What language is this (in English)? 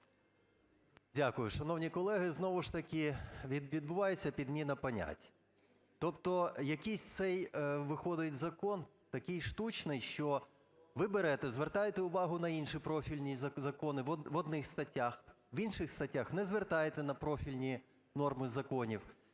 Ukrainian